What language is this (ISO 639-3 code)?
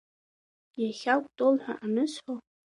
abk